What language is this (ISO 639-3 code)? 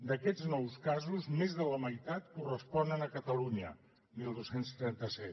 cat